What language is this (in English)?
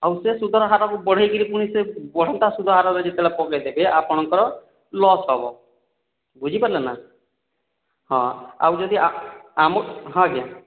Odia